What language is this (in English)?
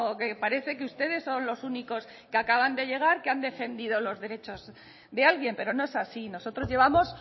Spanish